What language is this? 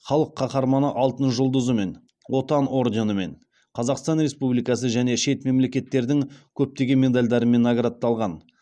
Kazakh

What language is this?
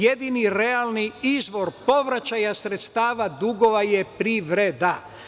Serbian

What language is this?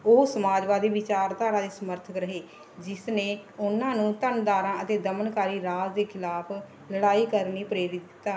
Punjabi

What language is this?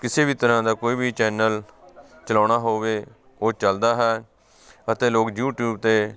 Punjabi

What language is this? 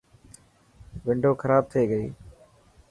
Dhatki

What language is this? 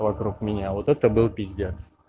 Russian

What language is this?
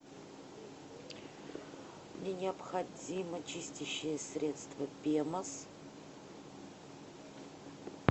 Russian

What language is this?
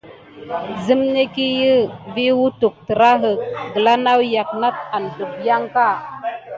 Gidar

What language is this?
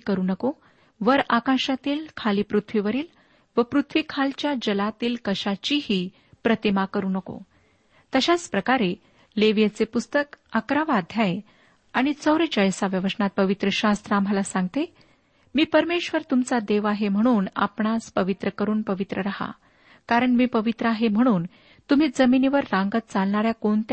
Marathi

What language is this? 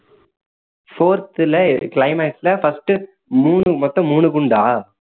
Tamil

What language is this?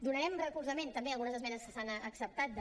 Catalan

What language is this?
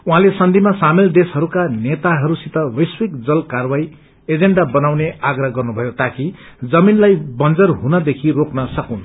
Nepali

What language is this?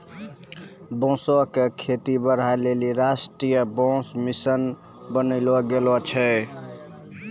Maithili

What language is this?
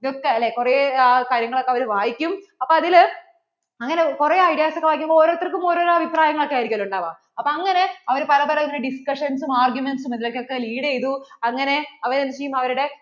Malayalam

